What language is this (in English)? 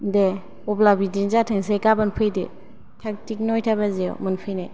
Bodo